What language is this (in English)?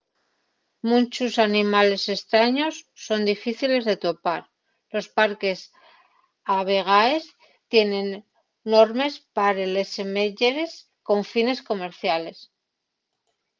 Asturian